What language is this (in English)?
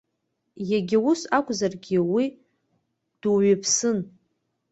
Abkhazian